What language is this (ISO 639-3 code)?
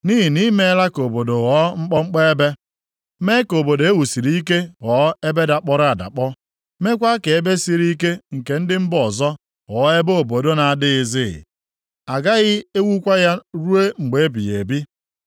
ibo